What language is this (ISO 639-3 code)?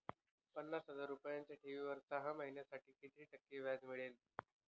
mar